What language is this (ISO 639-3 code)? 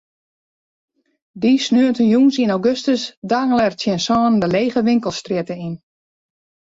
fry